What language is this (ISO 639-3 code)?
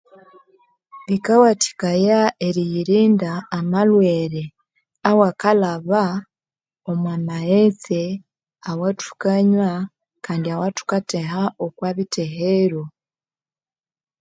koo